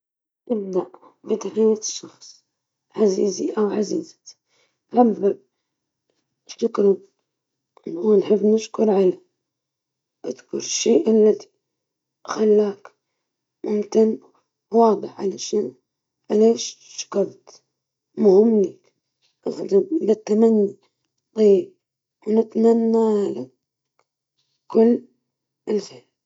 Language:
Libyan Arabic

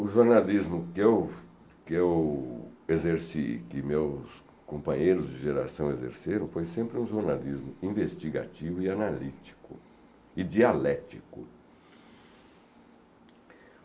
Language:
Portuguese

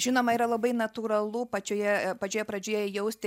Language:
Lithuanian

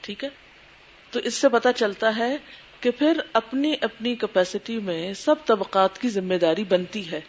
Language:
Urdu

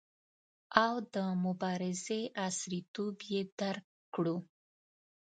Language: Pashto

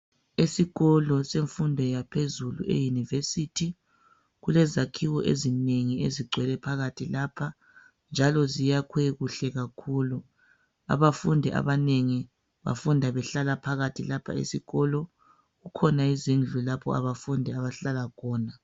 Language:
North Ndebele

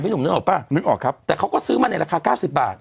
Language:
Thai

